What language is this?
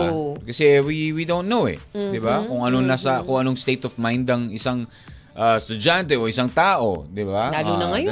Filipino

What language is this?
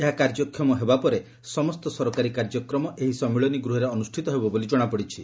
Odia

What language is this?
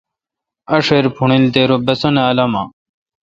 Kalkoti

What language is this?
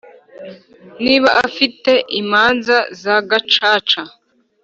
Kinyarwanda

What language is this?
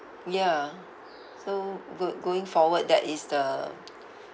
English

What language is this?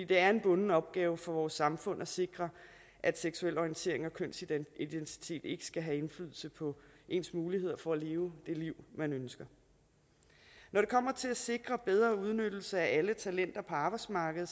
Danish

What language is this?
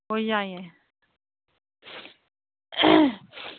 Manipuri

